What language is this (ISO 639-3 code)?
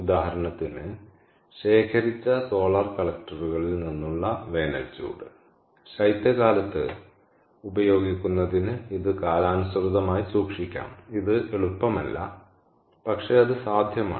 mal